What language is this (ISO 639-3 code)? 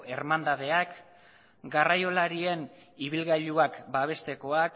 eus